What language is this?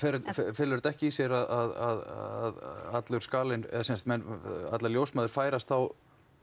Icelandic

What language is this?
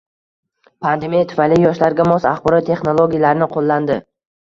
Uzbek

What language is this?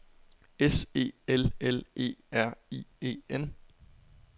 Danish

